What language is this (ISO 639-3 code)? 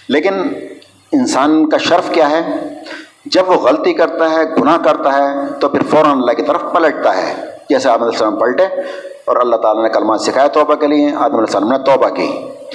urd